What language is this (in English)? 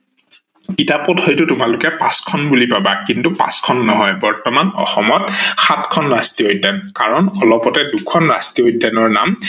Assamese